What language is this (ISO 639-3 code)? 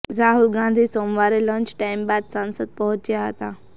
guj